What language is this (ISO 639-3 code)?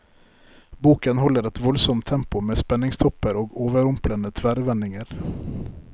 nor